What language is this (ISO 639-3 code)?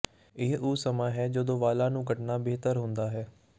pan